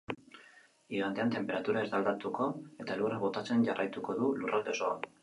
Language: Basque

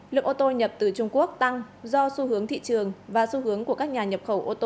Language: Vietnamese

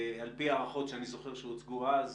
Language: Hebrew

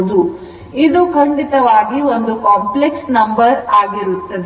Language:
Kannada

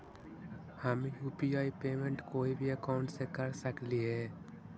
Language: Magahi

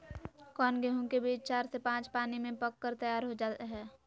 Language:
Magahi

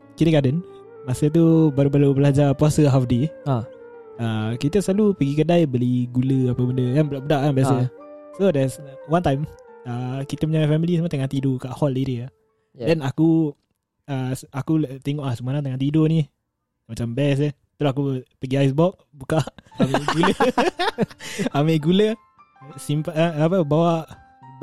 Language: Malay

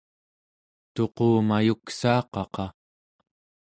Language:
Central Yupik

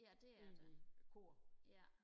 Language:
Danish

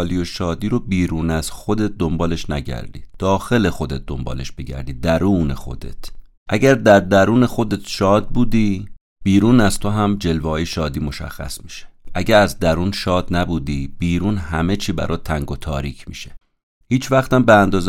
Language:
Persian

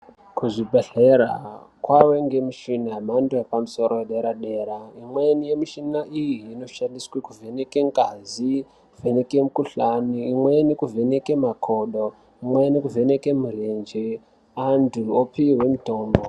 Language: Ndau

